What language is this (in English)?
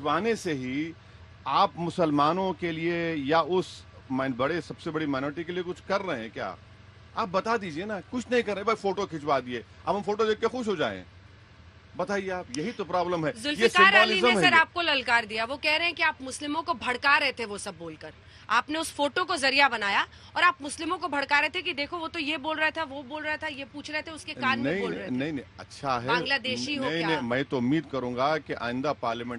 Hindi